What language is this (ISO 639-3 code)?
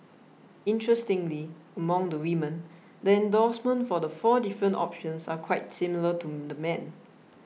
eng